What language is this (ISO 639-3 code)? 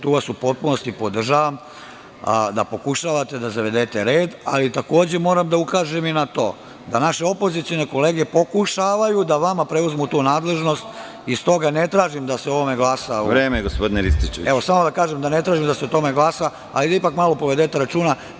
srp